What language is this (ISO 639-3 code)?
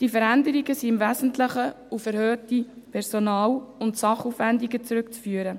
gsw